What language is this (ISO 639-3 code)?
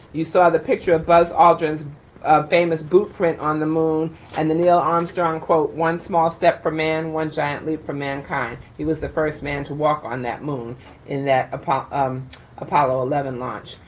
eng